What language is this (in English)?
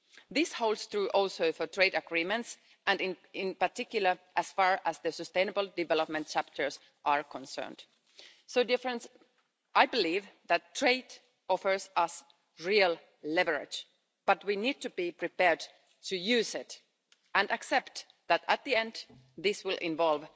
English